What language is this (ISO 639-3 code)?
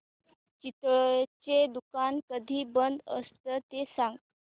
mar